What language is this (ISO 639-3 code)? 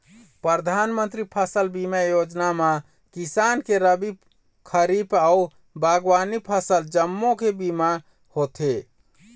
hne